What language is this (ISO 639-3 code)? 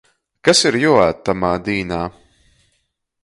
ltg